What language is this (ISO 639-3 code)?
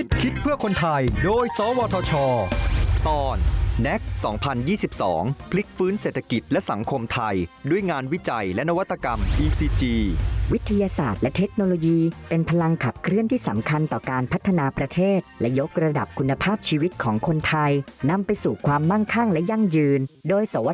tha